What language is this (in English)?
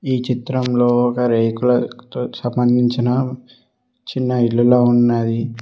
Telugu